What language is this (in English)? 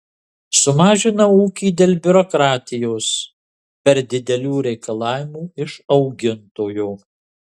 Lithuanian